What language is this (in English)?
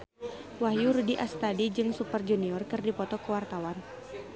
Sundanese